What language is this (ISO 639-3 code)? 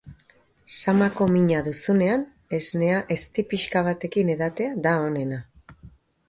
eus